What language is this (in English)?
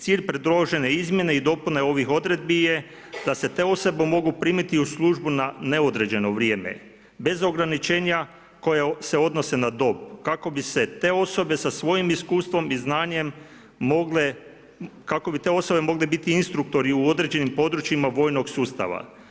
Croatian